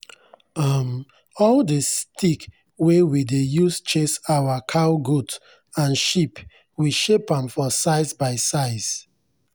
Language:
Nigerian Pidgin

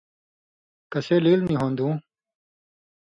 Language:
Indus Kohistani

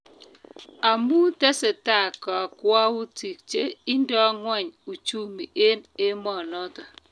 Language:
Kalenjin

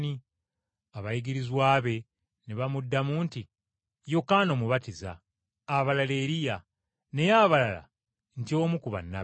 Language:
Ganda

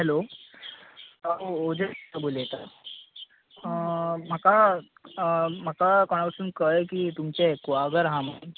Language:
Konkani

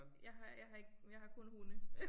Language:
Danish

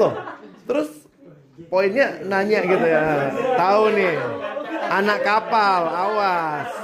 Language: Indonesian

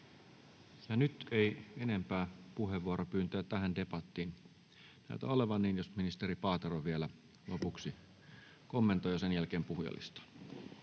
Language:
Finnish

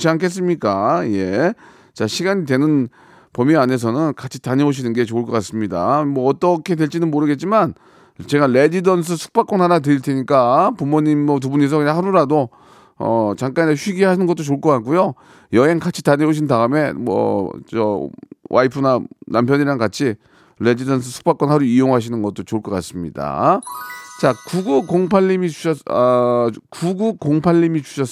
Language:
Korean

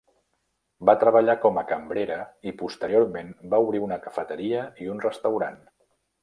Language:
Catalan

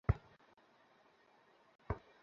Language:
Bangla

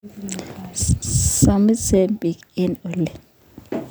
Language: Kalenjin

